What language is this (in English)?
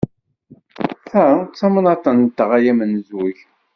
Kabyle